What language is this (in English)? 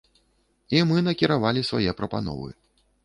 Belarusian